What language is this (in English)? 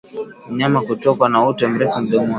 Swahili